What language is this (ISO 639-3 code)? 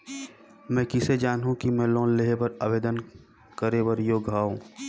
hne